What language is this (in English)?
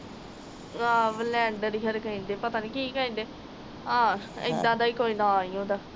Punjabi